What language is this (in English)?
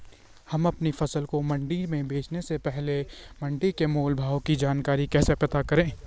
Hindi